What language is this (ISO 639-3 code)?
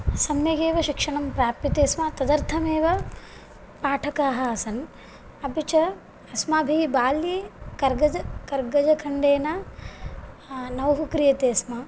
san